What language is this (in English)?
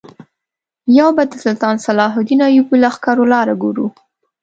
Pashto